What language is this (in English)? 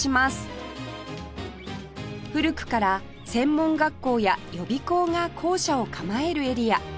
Japanese